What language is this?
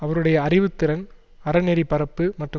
Tamil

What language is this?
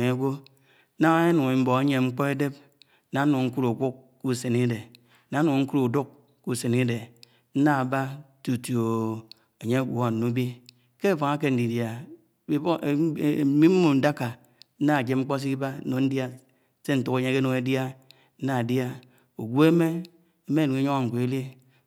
Anaang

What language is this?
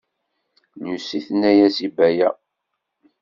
Kabyle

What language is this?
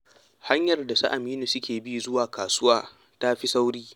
Hausa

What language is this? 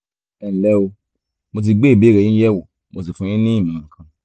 Yoruba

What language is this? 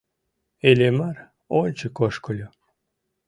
Mari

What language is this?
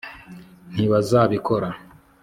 Kinyarwanda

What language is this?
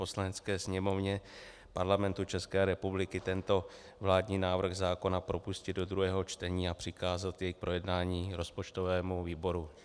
Czech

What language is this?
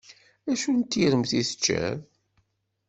Kabyle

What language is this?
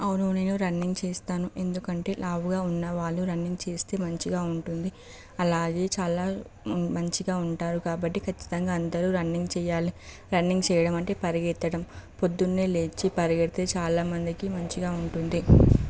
Telugu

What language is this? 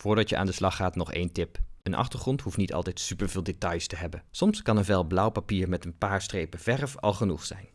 Dutch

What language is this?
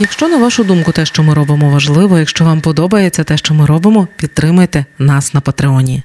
Ukrainian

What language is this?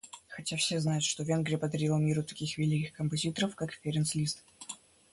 Russian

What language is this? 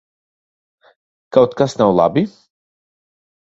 Latvian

